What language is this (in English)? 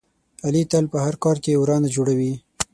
Pashto